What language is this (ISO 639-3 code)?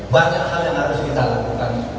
ind